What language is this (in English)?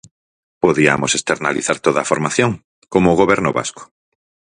Galician